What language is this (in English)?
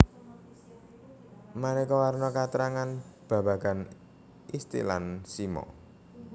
Javanese